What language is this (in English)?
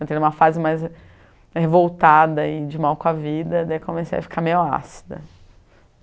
Portuguese